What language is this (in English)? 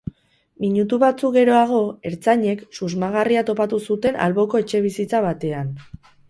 Basque